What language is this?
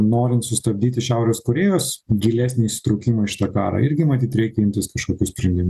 Lithuanian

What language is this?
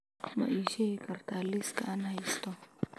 Somali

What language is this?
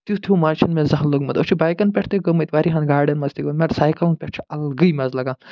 Kashmiri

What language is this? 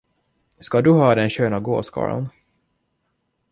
Swedish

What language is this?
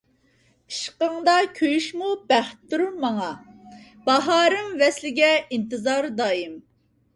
Uyghur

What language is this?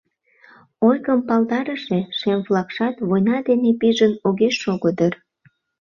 Mari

